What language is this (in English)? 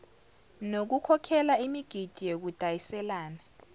Zulu